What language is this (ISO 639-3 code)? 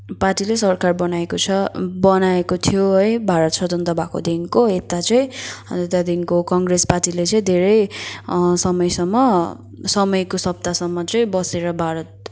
nep